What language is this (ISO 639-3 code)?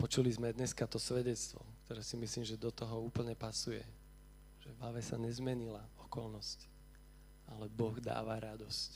slk